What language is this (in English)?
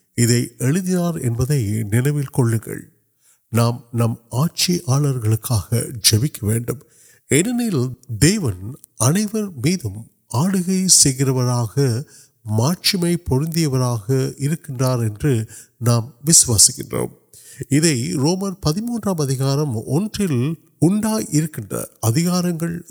Urdu